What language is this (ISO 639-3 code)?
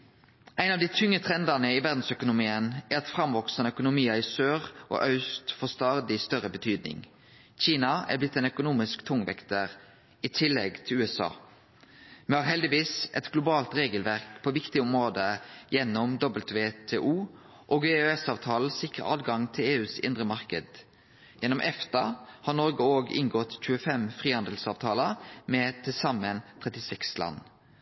nno